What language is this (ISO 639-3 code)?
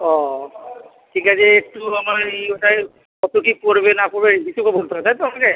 ben